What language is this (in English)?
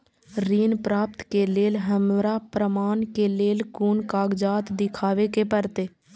Maithili